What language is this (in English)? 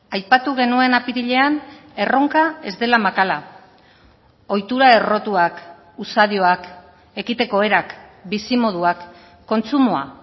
Basque